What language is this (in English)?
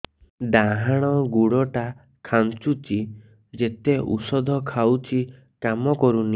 Odia